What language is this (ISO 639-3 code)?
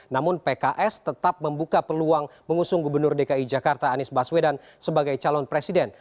ind